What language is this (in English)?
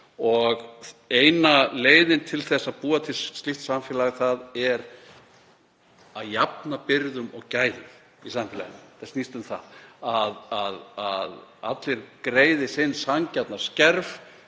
Icelandic